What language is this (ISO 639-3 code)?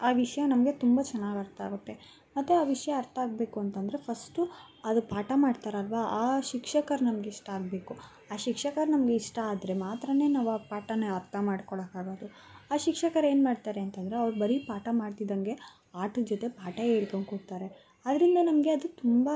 kan